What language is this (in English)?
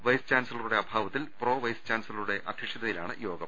Malayalam